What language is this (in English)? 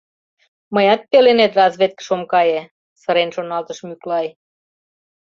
Mari